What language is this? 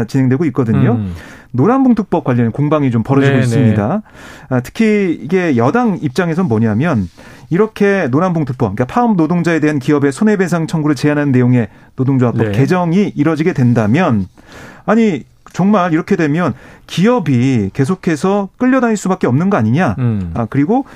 Korean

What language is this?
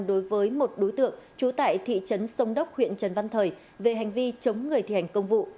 Vietnamese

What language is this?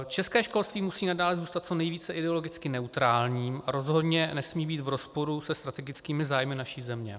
Czech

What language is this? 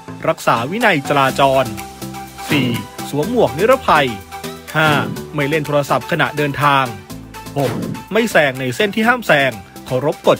Thai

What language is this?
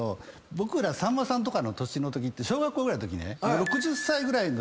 Japanese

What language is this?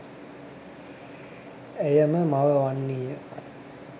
Sinhala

